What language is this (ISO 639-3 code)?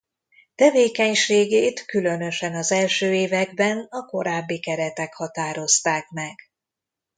hun